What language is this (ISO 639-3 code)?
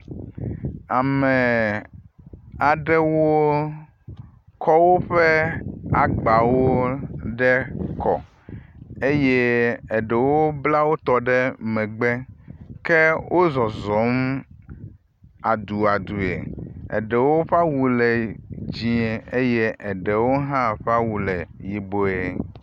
ewe